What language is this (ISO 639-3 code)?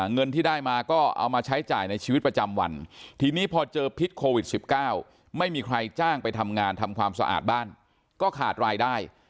tha